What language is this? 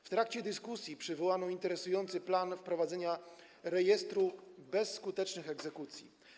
Polish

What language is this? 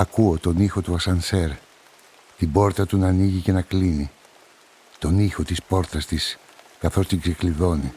Greek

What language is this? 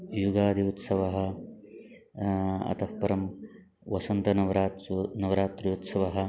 Sanskrit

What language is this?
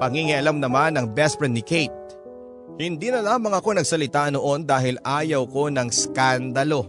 Filipino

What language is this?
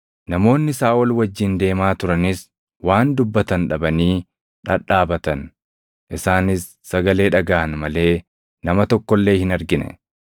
Oromo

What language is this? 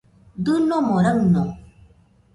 Nüpode Huitoto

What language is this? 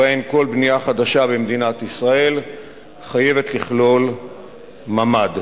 Hebrew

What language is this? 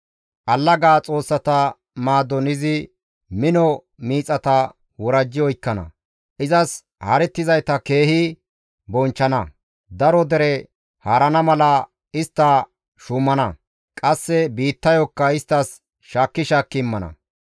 Gamo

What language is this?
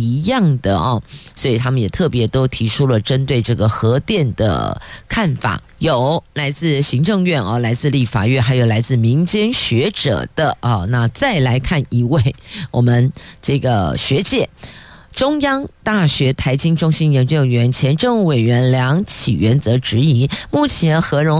Chinese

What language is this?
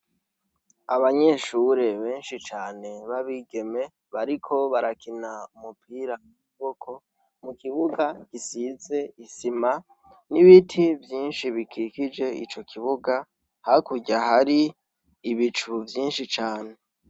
Rundi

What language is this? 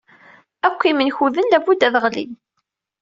Kabyle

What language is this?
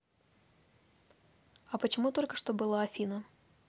Russian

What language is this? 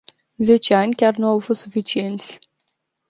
Romanian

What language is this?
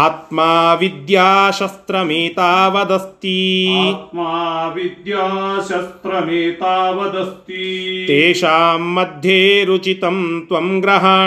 Kannada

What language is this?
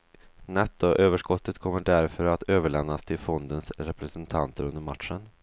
Swedish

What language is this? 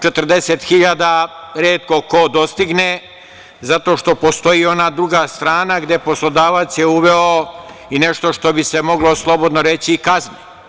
Serbian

